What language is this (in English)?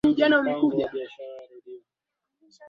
Swahili